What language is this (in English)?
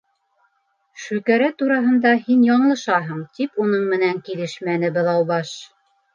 Bashkir